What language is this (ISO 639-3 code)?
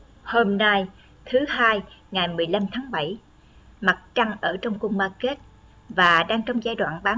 vie